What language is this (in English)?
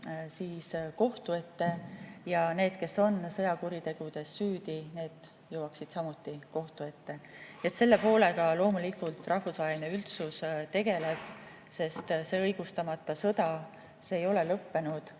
Estonian